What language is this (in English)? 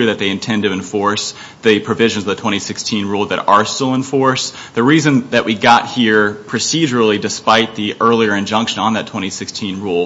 English